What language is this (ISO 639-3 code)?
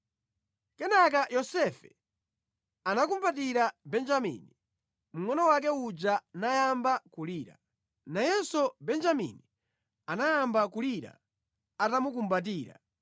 nya